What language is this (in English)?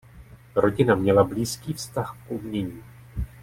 Czech